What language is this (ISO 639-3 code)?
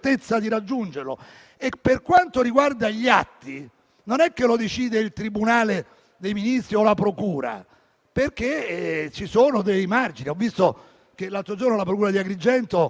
ita